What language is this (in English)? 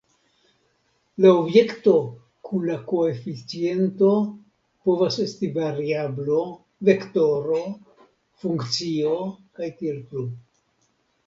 Esperanto